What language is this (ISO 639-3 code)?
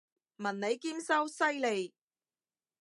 yue